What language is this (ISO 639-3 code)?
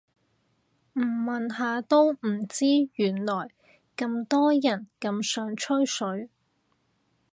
yue